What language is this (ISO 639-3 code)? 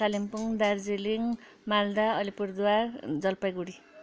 nep